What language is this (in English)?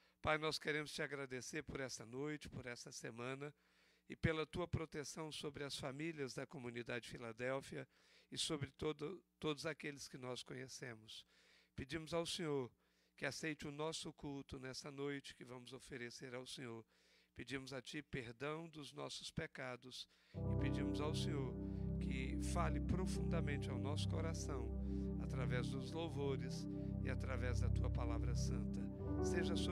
Portuguese